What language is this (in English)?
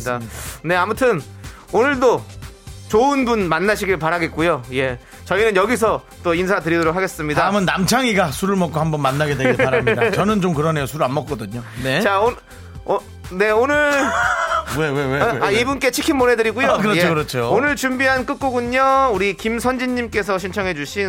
Korean